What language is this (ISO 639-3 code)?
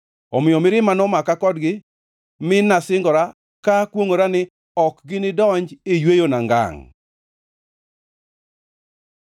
luo